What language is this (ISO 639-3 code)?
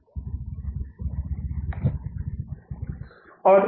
hin